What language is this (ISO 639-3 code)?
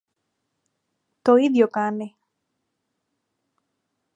ell